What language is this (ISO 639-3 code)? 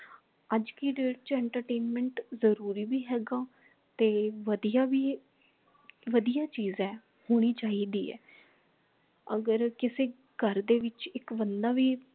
pan